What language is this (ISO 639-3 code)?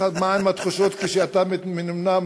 heb